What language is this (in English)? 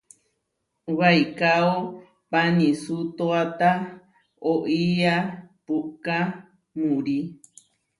Huarijio